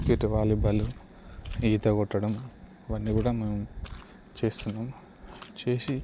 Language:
Telugu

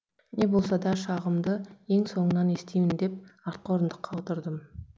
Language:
Kazakh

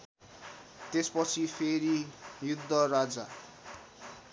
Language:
Nepali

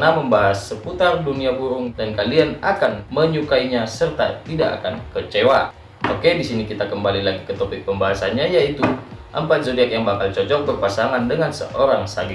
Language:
Indonesian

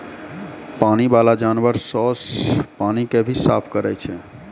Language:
Maithili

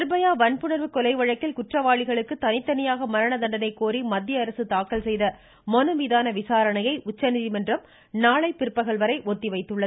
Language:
Tamil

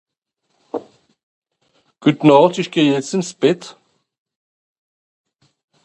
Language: Swiss German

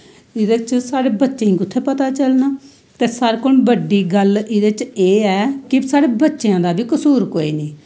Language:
Dogri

